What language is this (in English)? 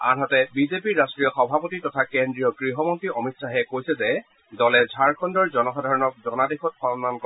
Assamese